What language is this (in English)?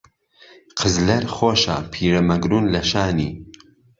Central Kurdish